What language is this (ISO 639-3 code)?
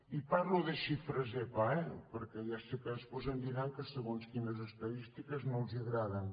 cat